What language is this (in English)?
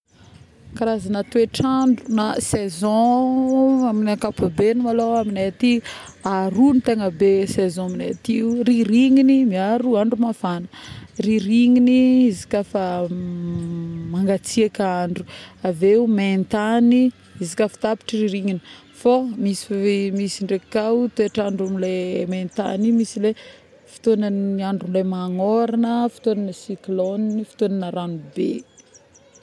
Northern Betsimisaraka Malagasy